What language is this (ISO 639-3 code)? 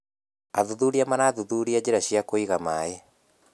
kik